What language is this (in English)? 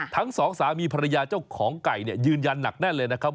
Thai